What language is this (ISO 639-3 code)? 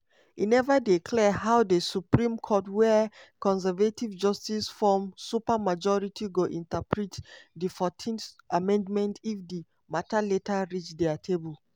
pcm